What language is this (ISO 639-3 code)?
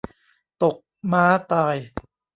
tha